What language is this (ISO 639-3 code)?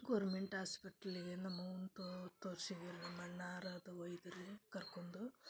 kan